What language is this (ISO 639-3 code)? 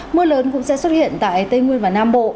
vie